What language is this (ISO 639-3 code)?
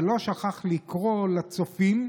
heb